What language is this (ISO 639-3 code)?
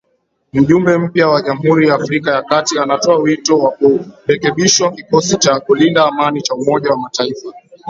swa